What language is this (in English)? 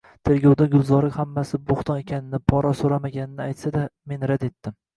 Uzbek